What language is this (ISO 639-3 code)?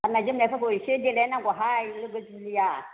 brx